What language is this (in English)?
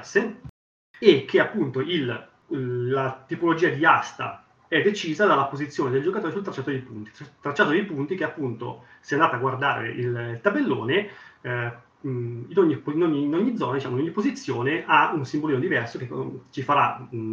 Italian